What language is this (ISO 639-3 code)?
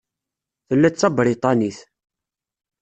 kab